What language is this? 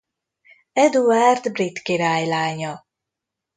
Hungarian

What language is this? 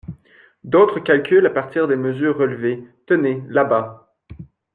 French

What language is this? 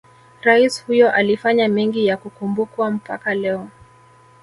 Swahili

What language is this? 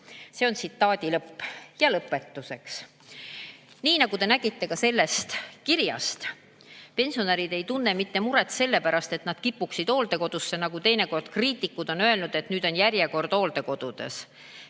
Estonian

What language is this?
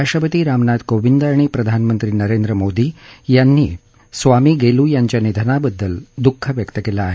Marathi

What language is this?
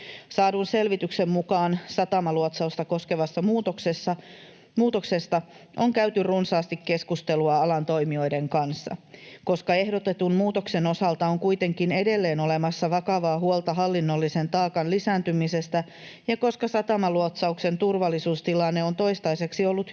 Finnish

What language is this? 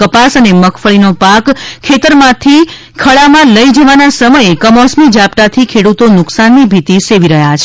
Gujarati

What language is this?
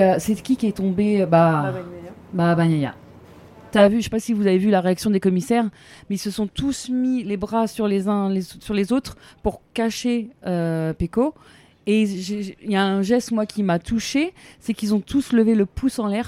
French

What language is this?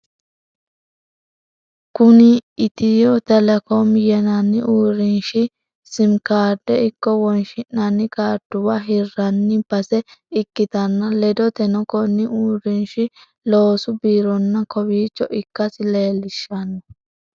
Sidamo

